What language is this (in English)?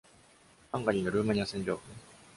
Japanese